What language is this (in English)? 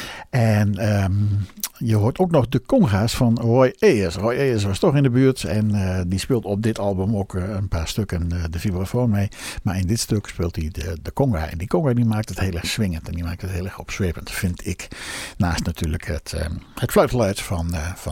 Dutch